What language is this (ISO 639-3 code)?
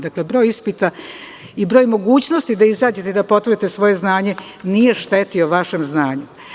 srp